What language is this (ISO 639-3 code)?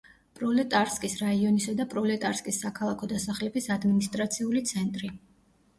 kat